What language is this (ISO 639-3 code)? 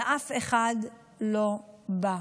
heb